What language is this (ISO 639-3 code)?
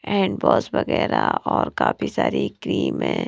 hin